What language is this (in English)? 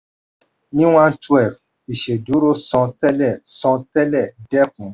Yoruba